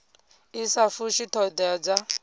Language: Venda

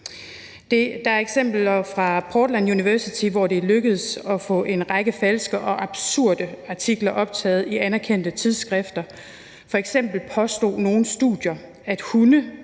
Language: Danish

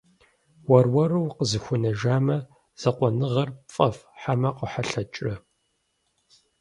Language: Kabardian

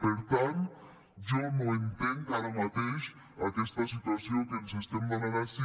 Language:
Catalan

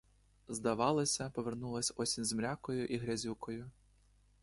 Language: Ukrainian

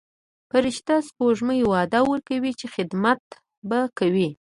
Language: Pashto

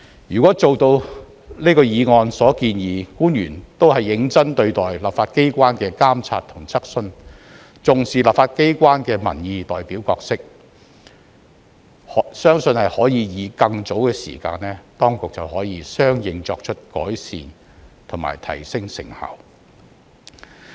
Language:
Cantonese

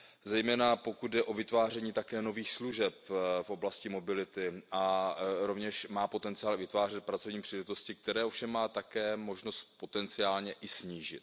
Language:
Czech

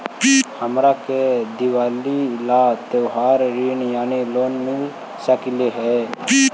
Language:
Magahi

